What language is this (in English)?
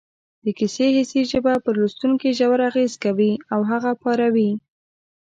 Pashto